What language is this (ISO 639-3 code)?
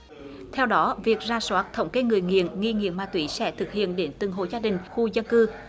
vie